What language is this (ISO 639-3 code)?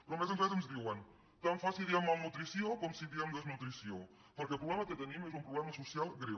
cat